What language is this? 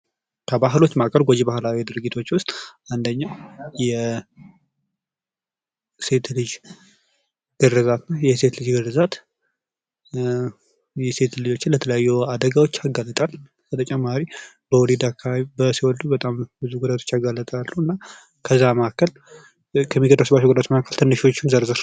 Amharic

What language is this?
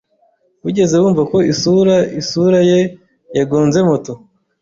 Kinyarwanda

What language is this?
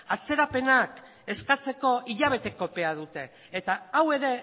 Basque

